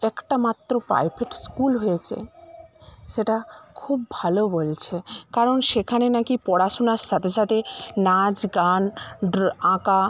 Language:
Bangla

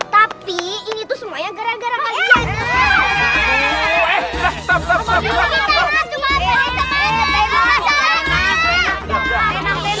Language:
Indonesian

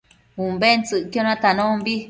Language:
Matsés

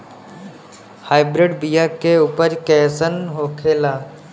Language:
Bhojpuri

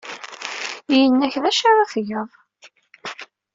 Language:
Kabyle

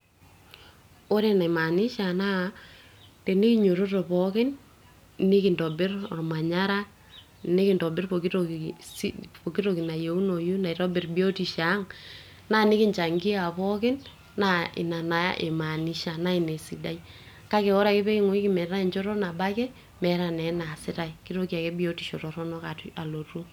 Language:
Masai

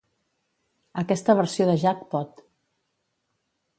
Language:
Catalan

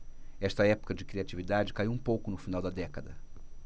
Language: Portuguese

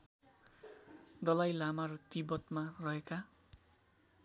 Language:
Nepali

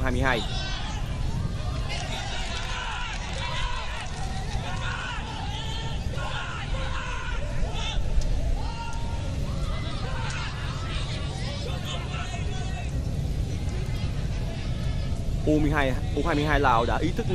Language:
Vietnamese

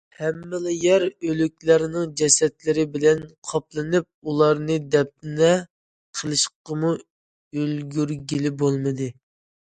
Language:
Uyghur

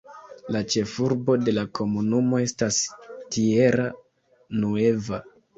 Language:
Esperanto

